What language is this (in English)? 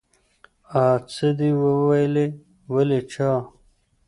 Pashto